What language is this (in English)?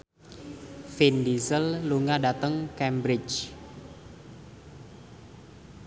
Javanese